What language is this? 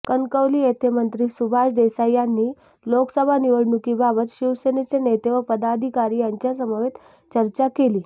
Marathi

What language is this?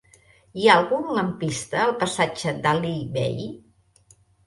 Catalan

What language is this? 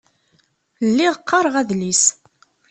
Kabyle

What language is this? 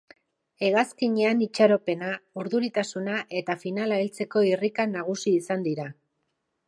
Basque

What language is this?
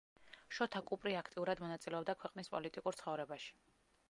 Georgian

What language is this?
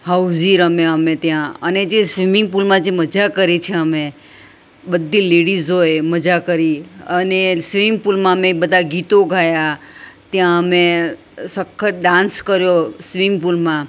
Gujarati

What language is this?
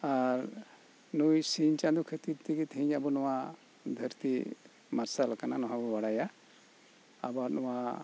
Santali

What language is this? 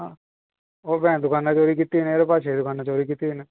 Dogri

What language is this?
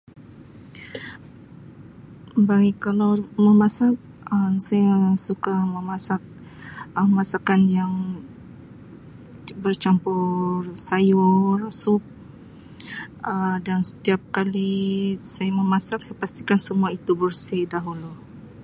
Sabah Malay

